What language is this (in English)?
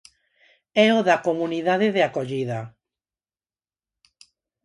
Galician